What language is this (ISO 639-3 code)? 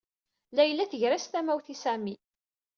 kab